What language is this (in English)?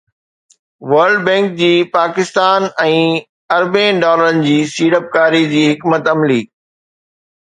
Sindhi